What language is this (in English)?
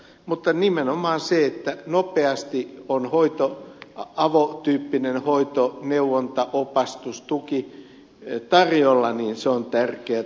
Finnish